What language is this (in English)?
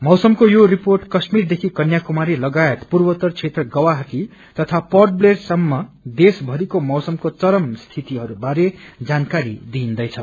Nepali